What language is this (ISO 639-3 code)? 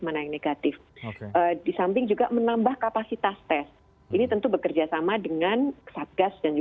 ind